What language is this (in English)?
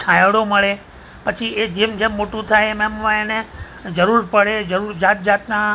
Gujarati